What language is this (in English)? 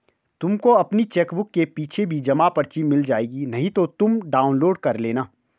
Hindi